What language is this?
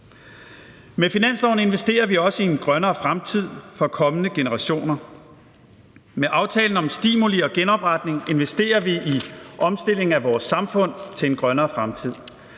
Danish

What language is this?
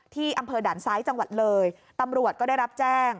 Thai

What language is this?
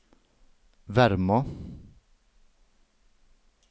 Norwegian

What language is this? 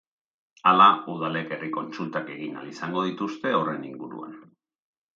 Basque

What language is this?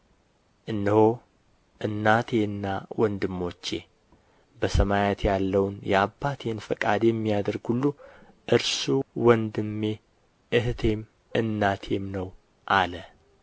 Amharic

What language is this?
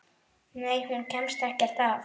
Icelandic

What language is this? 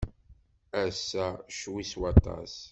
Kabyle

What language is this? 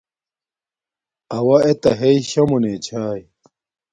Domaaki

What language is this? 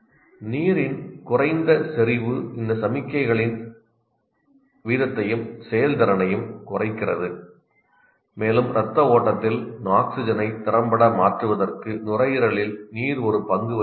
Tamil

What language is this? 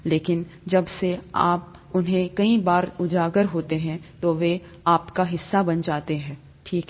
Hindi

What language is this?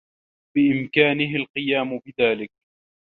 Arabic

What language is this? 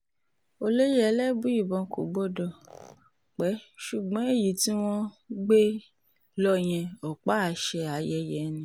Yoruba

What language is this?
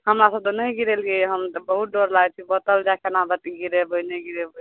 Maithili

